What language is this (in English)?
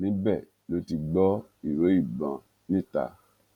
Yoruba